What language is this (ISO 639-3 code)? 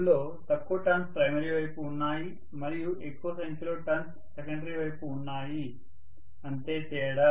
tel